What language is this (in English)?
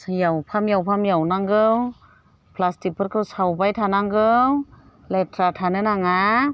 Bodo